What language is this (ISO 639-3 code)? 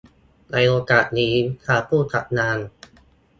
tha